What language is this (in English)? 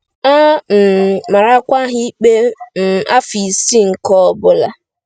Igbo